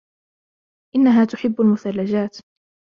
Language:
Arabic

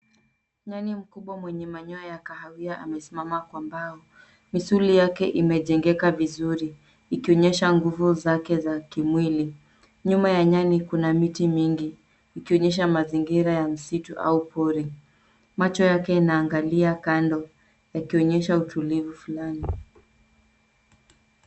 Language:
Swahili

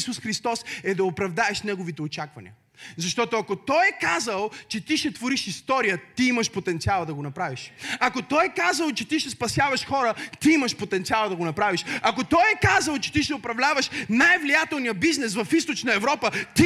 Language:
Bulgarian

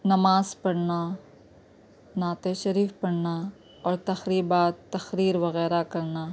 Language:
Urdu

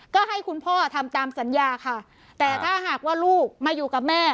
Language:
Thai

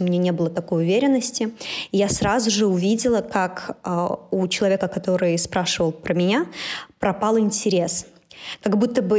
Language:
Russian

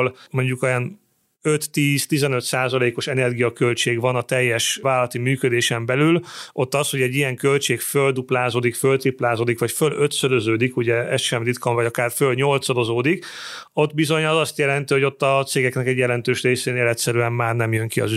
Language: Hungarian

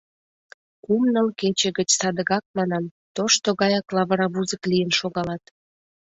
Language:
Mari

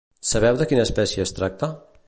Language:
Catalan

